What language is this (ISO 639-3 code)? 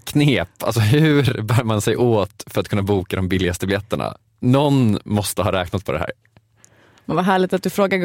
swe